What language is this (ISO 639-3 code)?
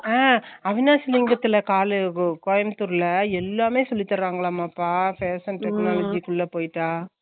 tam